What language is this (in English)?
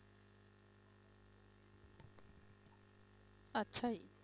Punjabi